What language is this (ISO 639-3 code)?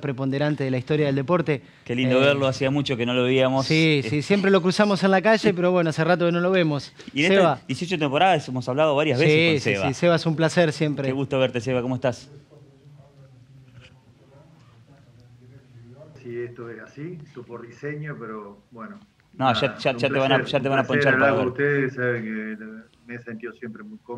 spa